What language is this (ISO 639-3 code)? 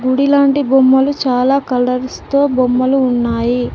tel